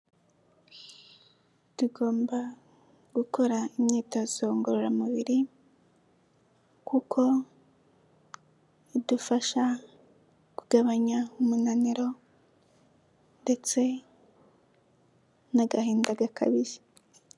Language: Kinyarwanda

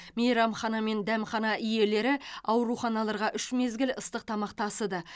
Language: Kazakh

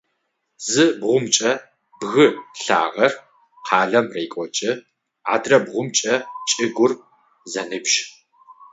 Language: Adyghe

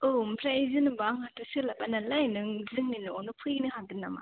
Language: Bodo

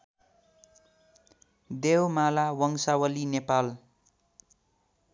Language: Nepali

